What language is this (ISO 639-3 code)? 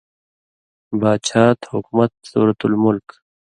mvy